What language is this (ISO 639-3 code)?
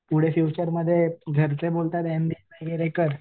mar